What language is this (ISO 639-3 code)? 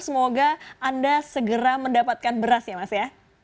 ind